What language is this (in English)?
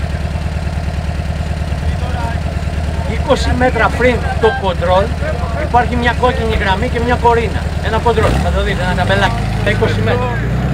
Greek